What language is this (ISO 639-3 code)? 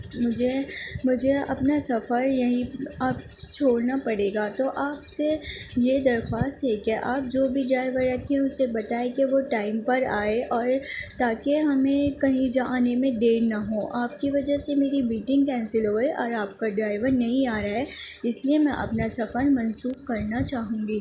urd